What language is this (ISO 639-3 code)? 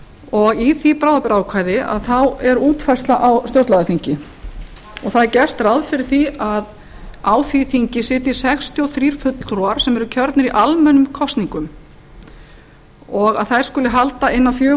isl